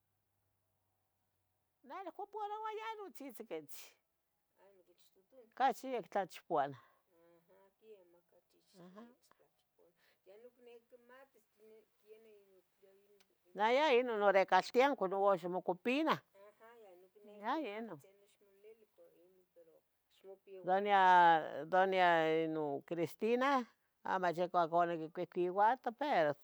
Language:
Tetelcingo Nahuatl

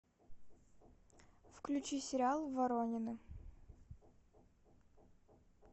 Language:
Russian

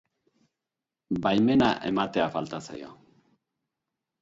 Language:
Basque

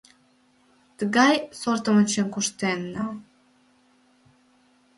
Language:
Mari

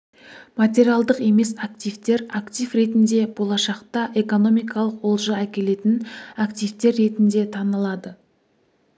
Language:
Kazakh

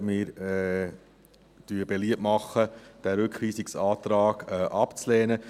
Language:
Swiss German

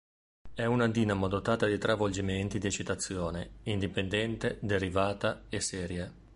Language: Italian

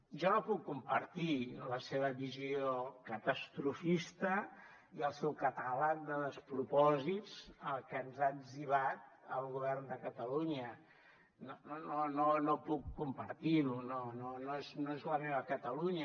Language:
Catalan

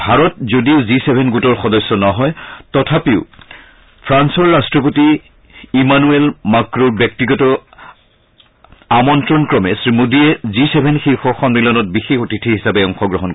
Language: Assamese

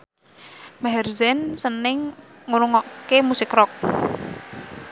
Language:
Javanese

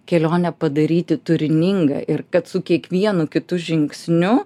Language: Lithuanian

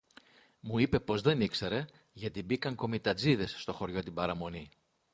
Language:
Greek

